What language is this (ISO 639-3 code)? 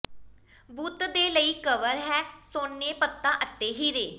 pan